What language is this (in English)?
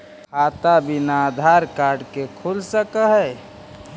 Magahi